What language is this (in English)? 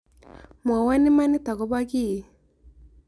Kalenjin